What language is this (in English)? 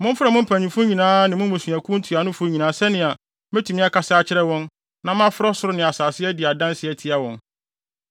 Akan